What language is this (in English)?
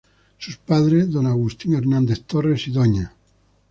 Spanish